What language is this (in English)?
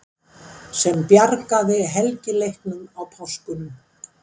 Icelandic